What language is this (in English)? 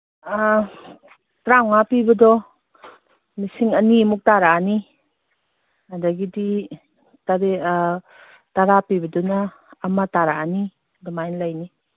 Manipuri